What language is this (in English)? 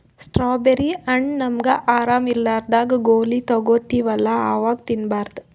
Kannada